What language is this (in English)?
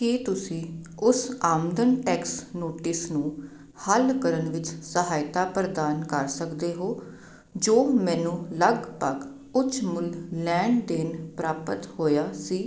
Punjabi